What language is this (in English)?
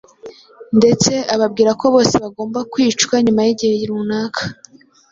Kinyarwanda